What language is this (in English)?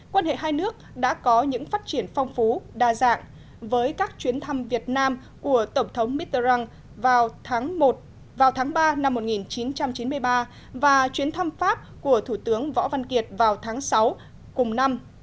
Vietnamese